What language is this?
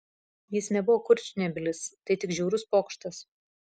Lithuanian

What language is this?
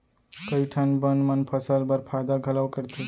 Chhattisgarhi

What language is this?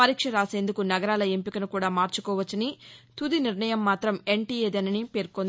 Telugu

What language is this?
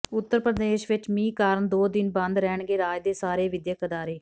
Punjabi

